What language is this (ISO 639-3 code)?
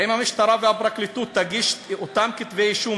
heb